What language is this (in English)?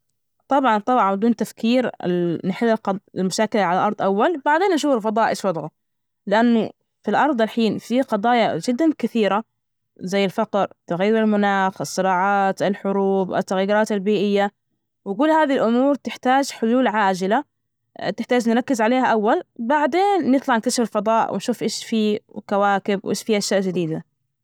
Najdi Arabic